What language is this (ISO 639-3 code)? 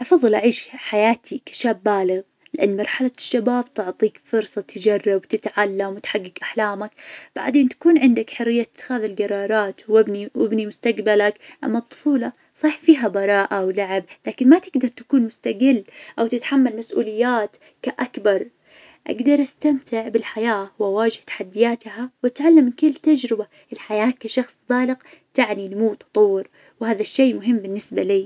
ars